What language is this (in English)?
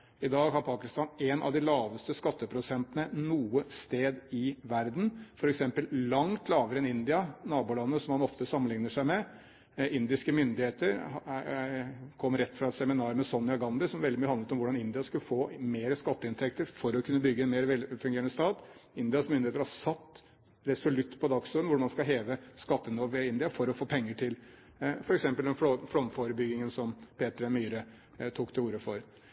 Norwegian Bokmål